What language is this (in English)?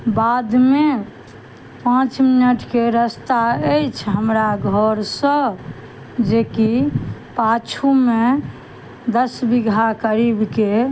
Maithili